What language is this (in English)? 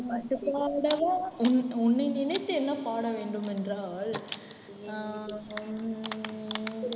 Tamil